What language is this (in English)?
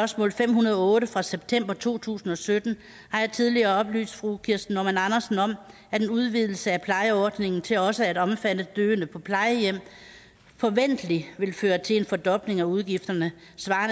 Danish